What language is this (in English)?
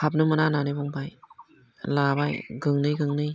Bodo